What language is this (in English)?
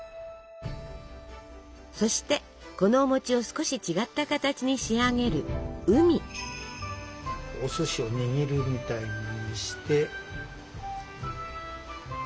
Japanese